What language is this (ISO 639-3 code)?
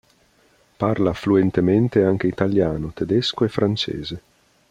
ita